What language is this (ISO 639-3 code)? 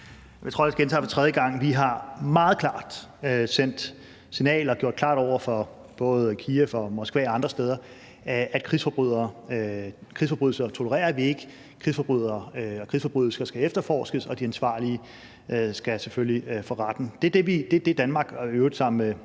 dan